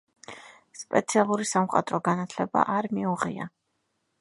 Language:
Georgian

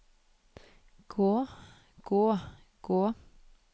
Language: Norwegian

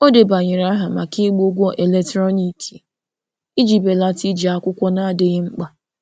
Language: Igbo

